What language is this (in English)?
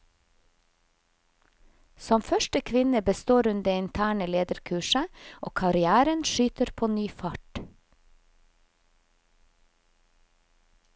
Norwegian